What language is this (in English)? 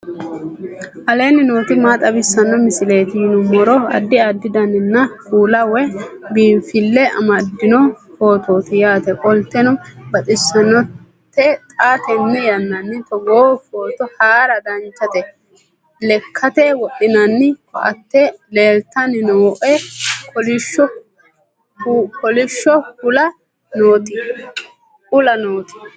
Sidamo